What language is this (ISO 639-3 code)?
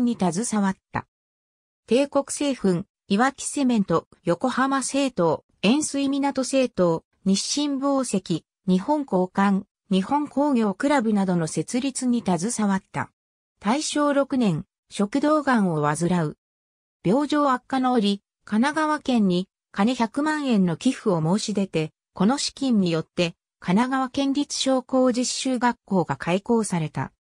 jpn